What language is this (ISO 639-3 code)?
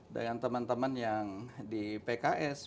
ind